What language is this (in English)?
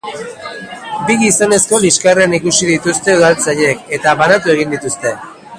Basque